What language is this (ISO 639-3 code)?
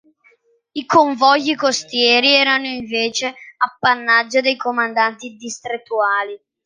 ita